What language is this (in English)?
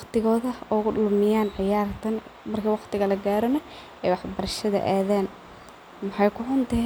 Somali